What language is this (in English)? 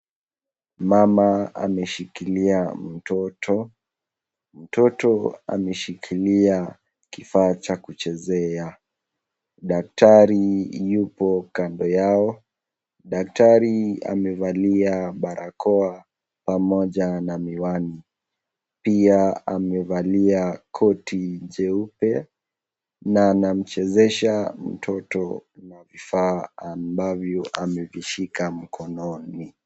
Swahili